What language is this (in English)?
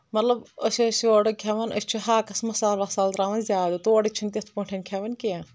Kashmiri